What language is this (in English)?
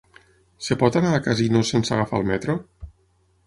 Catalan